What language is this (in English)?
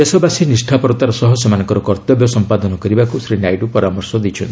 Odia